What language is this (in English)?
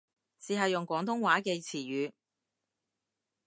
Cantonese